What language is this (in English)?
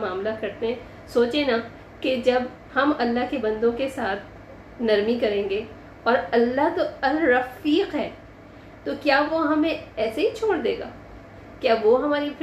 Urdu